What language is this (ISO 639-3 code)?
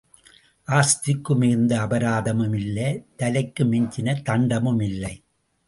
tam